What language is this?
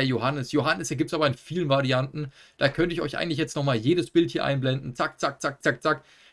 German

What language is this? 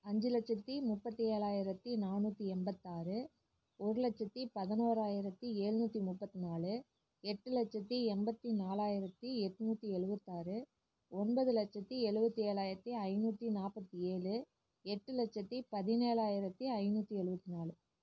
Tamil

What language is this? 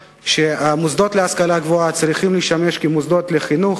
Hebrew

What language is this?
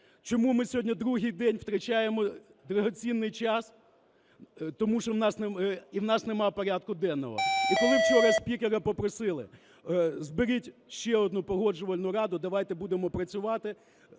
Ukrainian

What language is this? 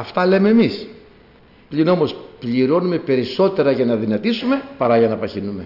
Greek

